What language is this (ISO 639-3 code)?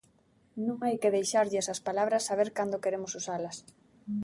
glg